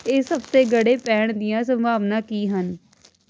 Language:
Punjabi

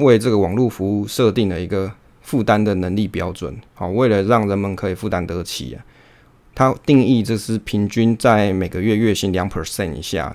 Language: Chinese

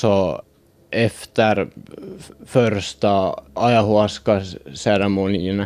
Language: Swedish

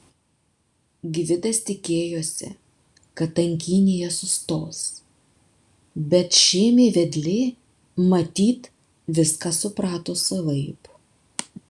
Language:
Lithuanian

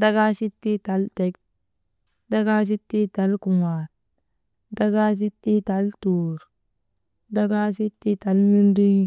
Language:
Maba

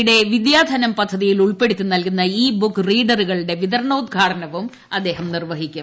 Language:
Malayalam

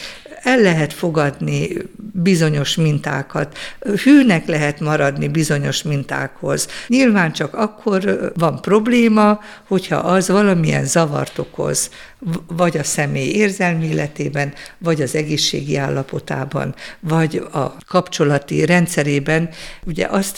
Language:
Hungarian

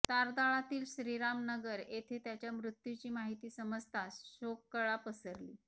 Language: Marathi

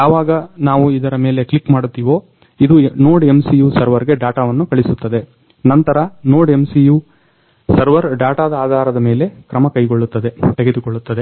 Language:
Kannada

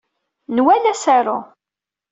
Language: Kabyle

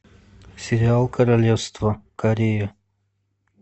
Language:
Russian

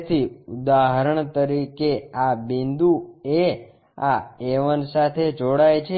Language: Gujarati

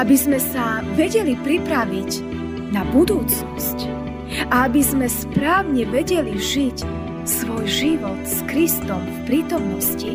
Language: Slovak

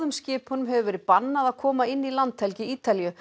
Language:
Icelandic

